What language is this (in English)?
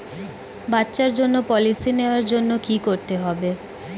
Bangla